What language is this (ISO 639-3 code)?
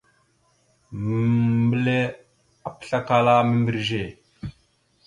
mxu